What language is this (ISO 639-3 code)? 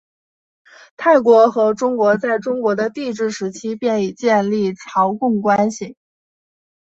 zho